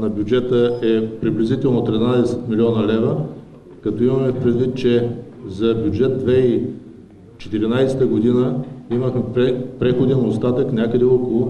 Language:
Bulgarian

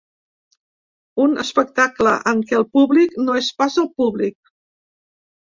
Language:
Catalan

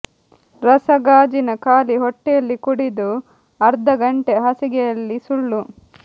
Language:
Kannada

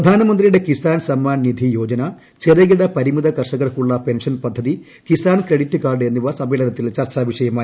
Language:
Malayalam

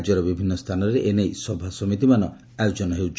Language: Odia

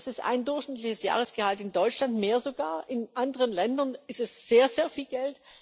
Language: German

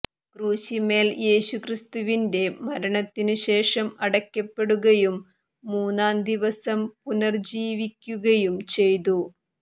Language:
Malayalam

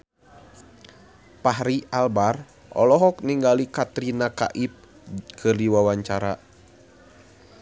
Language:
Sundanese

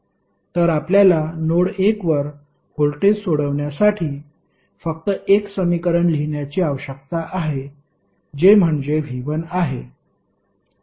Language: Marathi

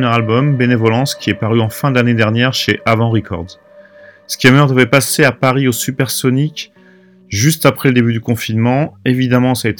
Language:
French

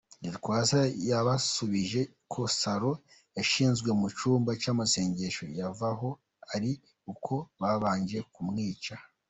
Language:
Kinyarwanda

